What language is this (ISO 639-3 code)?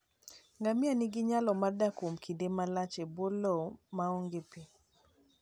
luo